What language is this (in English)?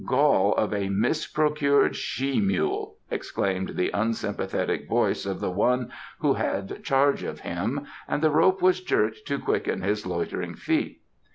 English